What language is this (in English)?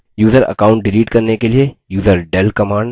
Hindi